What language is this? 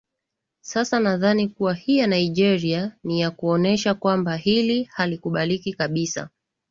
Swahili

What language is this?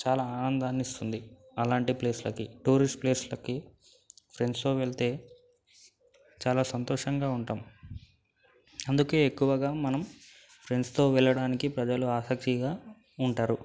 Telugu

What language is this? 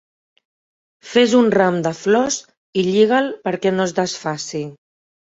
Catalan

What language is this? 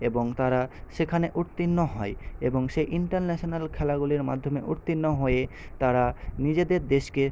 Bangla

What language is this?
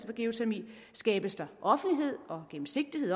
Danish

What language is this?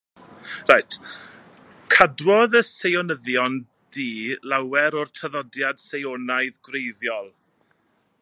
Welsh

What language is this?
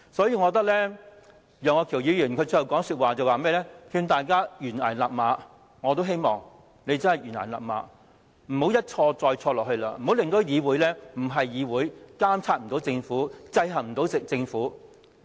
Cantonese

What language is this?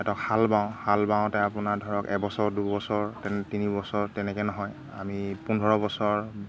Assamese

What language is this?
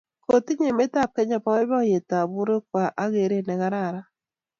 Kalenjin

